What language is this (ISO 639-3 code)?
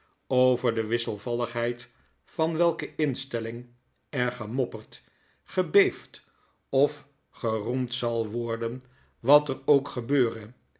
nld